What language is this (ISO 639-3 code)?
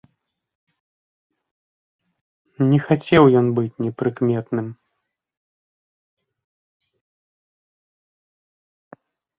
bel